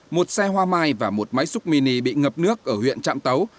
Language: Vietnamese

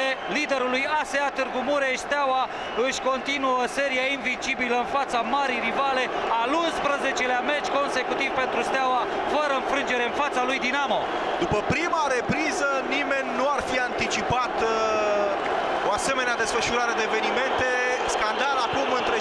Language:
Romanian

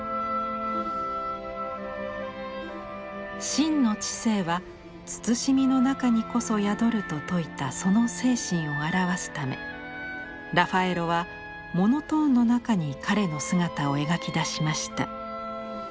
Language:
Japanese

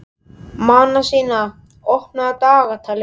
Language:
Icelandic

